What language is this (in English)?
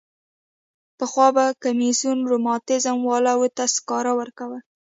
Pashto